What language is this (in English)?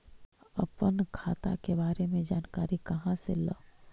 Magahi